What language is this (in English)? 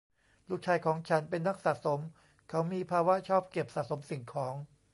Thai